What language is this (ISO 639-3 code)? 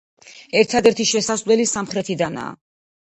kat